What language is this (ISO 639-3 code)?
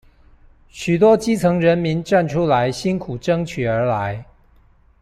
zho